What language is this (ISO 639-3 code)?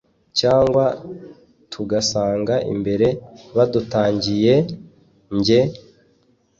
kin